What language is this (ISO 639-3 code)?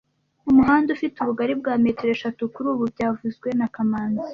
kin